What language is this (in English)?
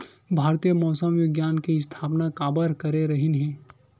Chhattisgarhi